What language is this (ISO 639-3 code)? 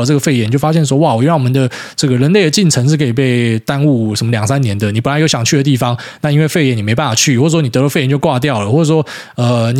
zho